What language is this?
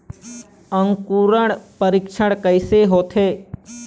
Chhattisgarhi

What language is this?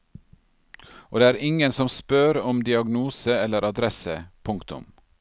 Norwegian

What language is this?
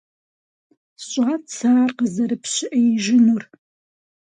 Kabardian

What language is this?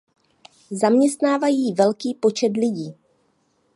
Czech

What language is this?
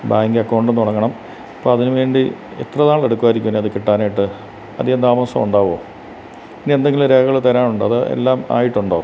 Malayalam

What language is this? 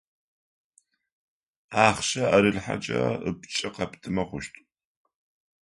Adyghe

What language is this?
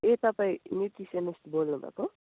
Nepali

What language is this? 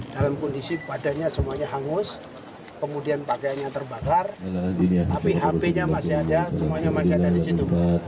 Indonesian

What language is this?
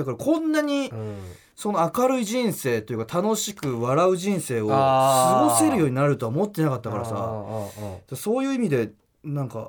Japanese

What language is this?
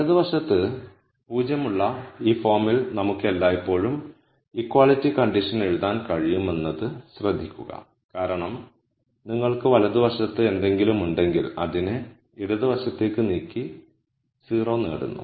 Malayalam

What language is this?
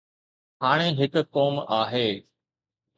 Sindhi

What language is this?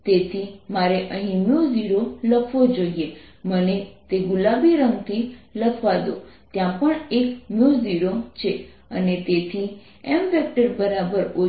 Gujarati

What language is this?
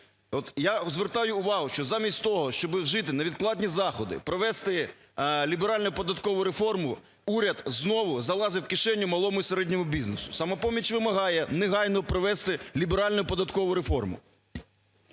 Ukrainian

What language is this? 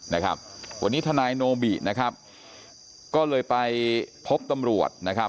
Thai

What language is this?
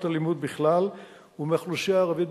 Hebrew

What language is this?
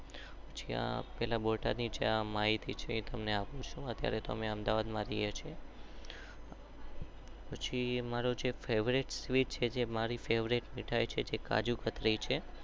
Gujarati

